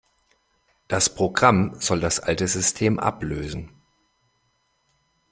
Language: German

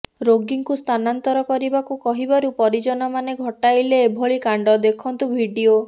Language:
Odia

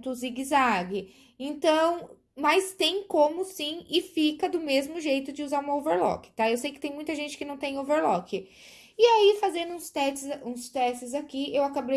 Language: Portuguese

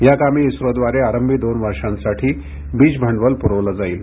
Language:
Marathi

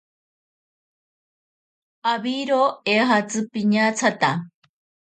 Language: Ashéninka Perené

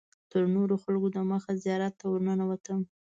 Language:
Pashto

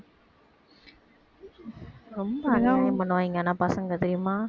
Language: Tamil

